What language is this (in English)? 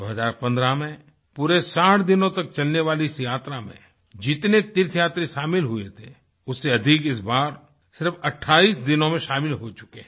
Hindi